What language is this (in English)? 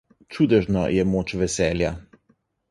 Slovenian